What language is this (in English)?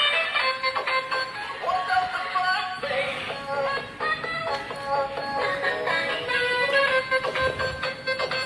Vietnamese